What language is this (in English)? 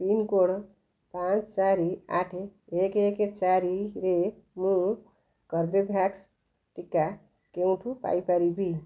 Odia